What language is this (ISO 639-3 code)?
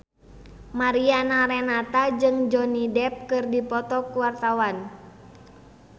sun